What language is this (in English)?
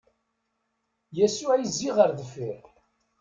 Kabyle